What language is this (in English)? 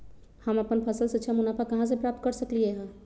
Magahi